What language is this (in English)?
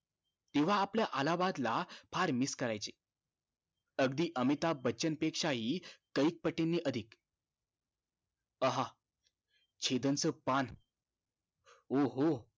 Marathi